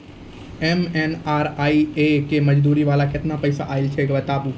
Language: Maithili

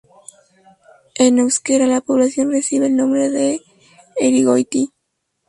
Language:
Spanish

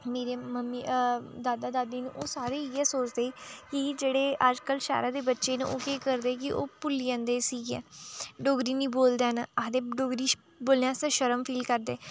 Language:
Dogri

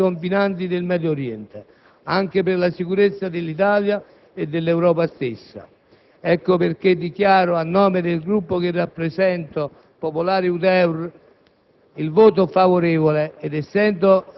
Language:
Italian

